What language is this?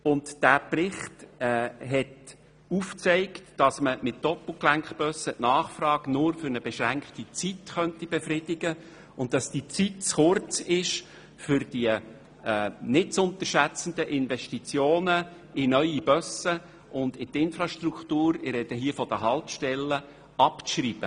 Swiss German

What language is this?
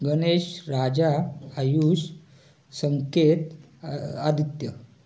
Marathi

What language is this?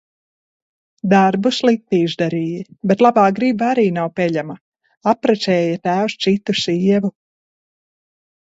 Latvian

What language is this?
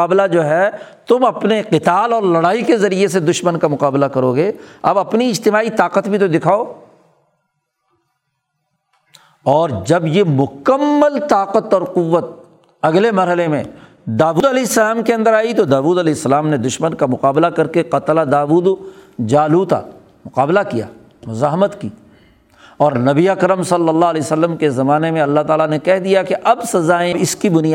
Urdu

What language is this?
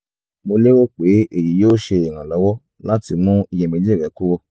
Yoruba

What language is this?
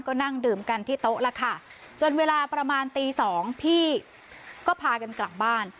Thai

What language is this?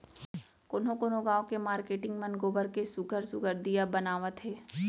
Chhattisgarhi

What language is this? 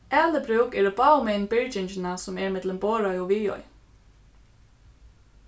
Faroese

